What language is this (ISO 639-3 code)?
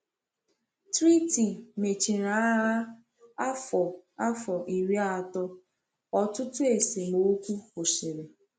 ibo